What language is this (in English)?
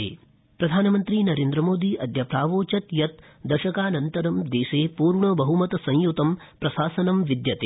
Sanskrit